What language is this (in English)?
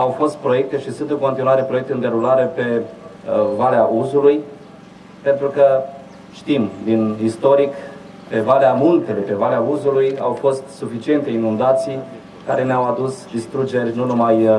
Romanian